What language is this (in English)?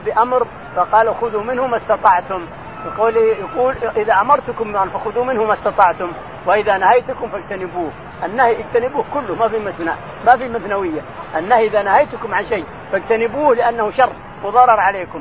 Arabic